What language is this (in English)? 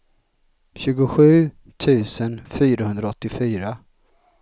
Swedish